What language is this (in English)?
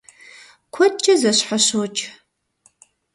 Kabardian